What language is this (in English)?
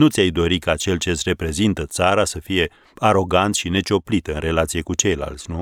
Romanian